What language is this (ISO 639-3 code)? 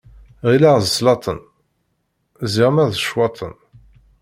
kab